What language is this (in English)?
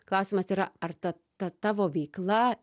Lithuanian